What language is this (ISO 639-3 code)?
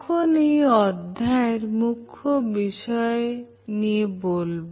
ben